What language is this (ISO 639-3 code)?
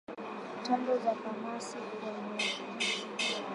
swa